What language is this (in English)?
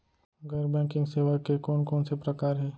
Chhattisgarhi